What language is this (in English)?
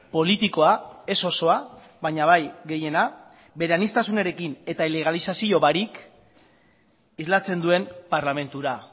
Basque